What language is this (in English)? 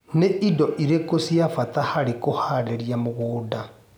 Kikuyu